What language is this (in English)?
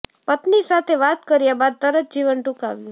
Gujarati